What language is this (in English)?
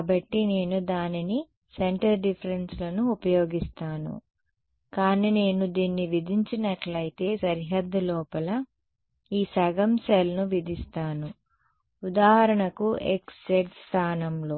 Telugu